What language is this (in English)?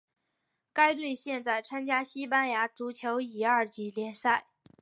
Chinese